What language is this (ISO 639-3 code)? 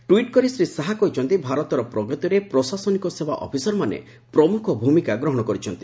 ori